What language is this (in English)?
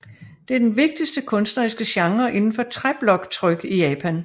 Danish